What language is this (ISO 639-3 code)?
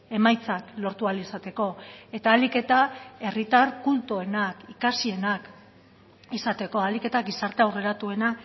eus